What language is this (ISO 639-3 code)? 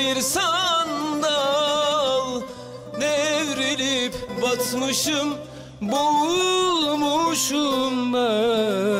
tur